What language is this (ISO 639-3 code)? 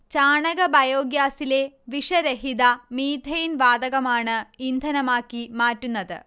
mal